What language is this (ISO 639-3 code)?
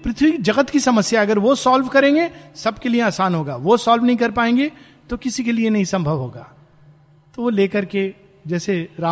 hin